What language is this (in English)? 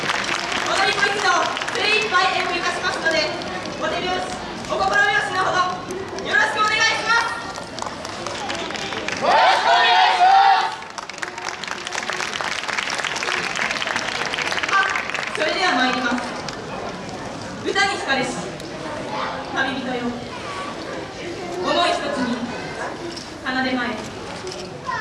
Japanese